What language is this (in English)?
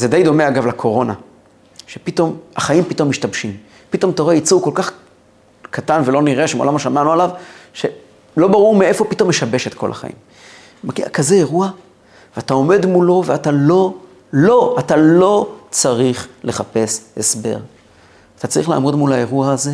Hebrew